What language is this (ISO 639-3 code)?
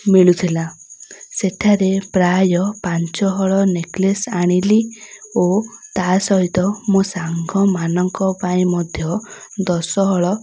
ori